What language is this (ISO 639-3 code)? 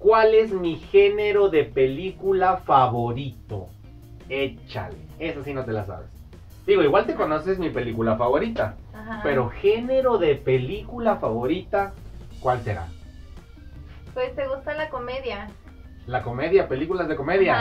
spa